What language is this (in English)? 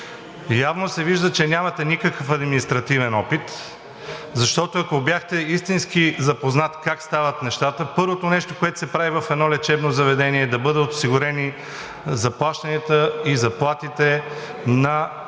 Bulgarian